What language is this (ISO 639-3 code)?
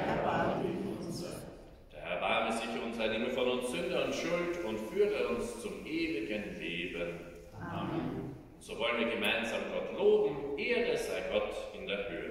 deu